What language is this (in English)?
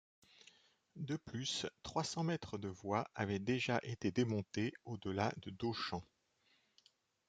French